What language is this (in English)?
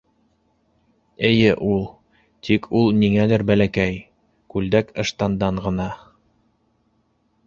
Bashkir